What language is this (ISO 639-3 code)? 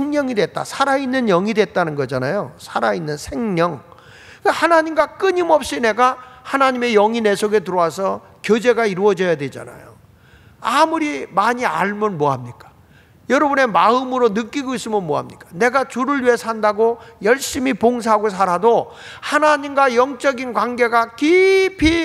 kor